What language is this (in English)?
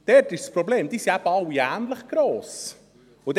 Swiss German